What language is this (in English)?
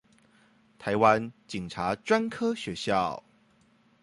Chinese